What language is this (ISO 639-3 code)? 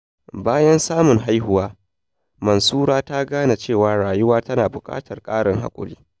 hau